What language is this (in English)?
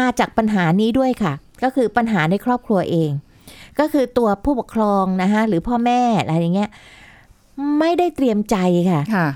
Thai